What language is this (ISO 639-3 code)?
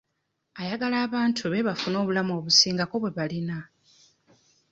lug